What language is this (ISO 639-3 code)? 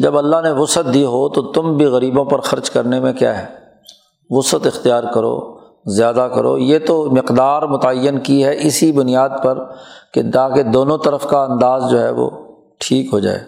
urd